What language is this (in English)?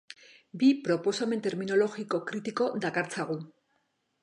Basque